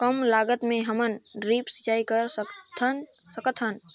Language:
Chhattisgarhi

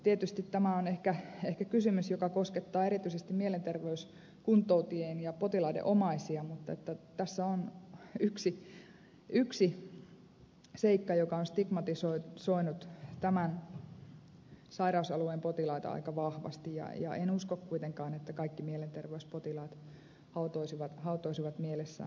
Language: Finnish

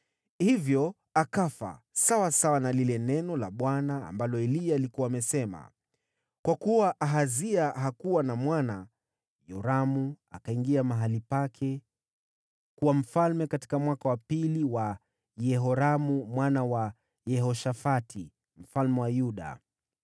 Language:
Swahili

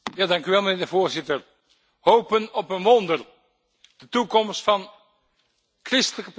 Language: Dutch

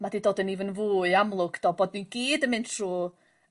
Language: Welsh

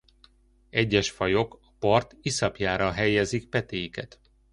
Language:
Hungarian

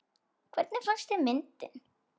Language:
Icelandic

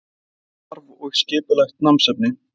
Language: Icelandic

